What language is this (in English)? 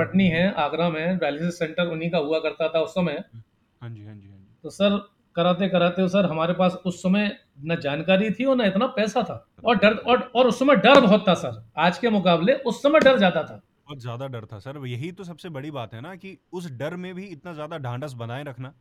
Hindi